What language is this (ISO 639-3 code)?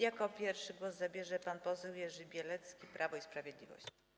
pol